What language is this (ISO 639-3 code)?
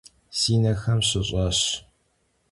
kbd